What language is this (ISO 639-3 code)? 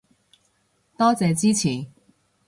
yue